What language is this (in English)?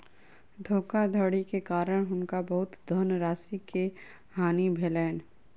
Maithili